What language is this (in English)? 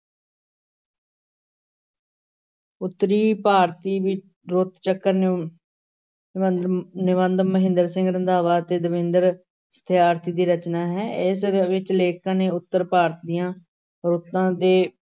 Punjabi